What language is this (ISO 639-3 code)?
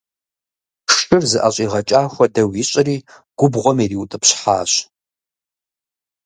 kbd